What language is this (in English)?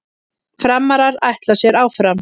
Icelandic